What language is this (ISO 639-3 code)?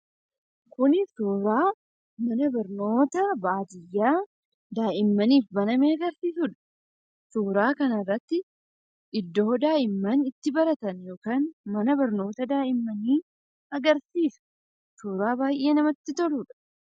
orm